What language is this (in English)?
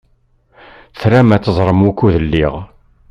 Kabyle